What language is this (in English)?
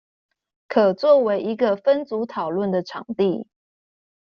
Chinese